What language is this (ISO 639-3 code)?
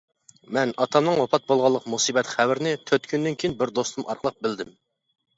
uig